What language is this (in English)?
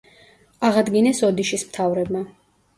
Georgian